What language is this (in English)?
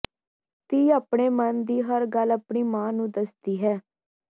Punjabi